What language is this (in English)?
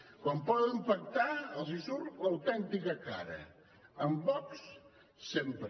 Catalan